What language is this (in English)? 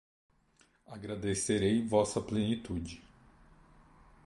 Portuguese